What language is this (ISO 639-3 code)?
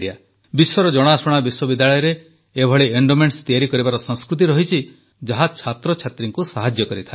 ori